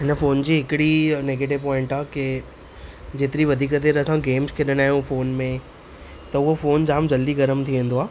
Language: Sindhi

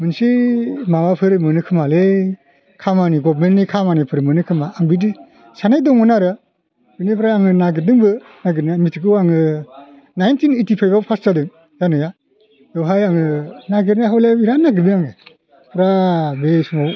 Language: Bodo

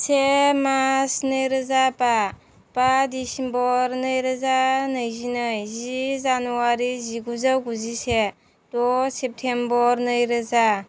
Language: Bodo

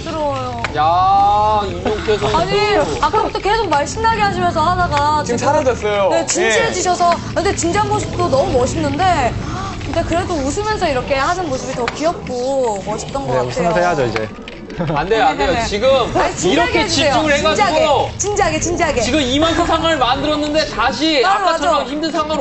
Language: Korean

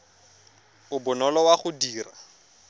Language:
Tswana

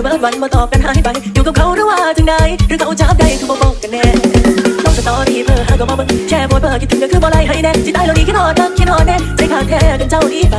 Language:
Thai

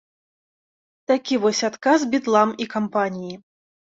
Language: Belarusian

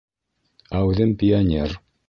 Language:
Bashkir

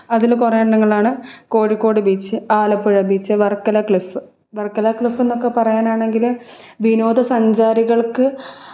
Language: Malayalam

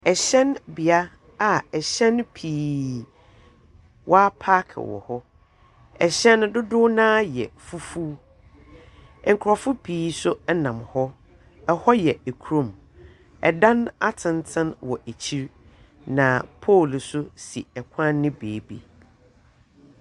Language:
Akan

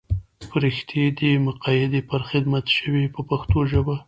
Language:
Pashto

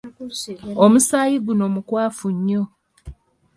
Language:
Ganda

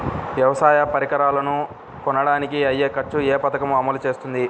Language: Telugu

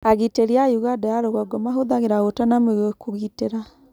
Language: Kikuyu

